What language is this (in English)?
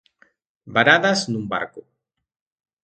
Galician